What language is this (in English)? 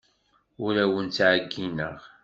Kabyle